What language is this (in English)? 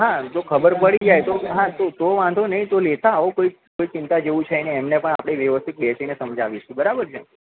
Gujarati